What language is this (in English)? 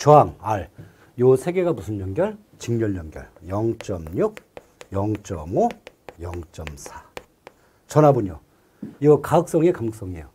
Korean